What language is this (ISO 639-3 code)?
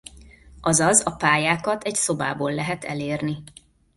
hun